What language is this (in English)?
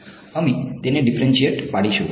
Gujarati